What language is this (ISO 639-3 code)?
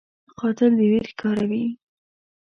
pus